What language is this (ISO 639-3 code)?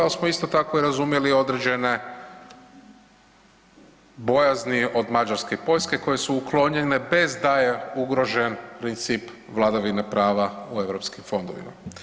hrv